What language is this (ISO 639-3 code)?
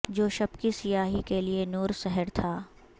urd